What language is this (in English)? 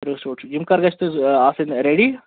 Kashmiri